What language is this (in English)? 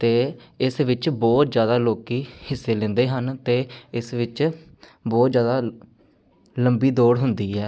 Punjabi